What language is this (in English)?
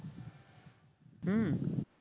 Bangla